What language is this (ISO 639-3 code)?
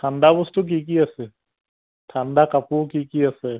asm